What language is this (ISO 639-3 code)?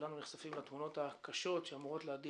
heb